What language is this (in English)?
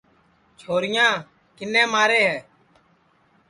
Sansi